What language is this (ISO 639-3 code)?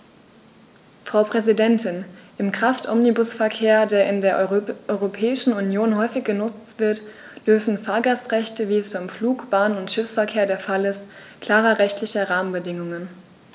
deu